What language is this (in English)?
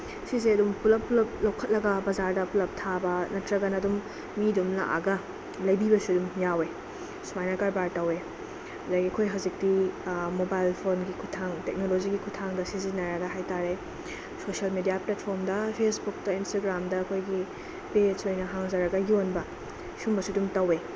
Manipuri